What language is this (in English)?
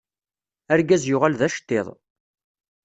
Kabyle